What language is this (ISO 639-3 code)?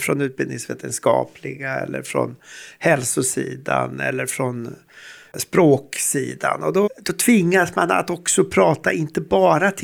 swe